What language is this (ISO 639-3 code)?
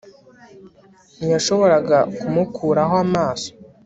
kin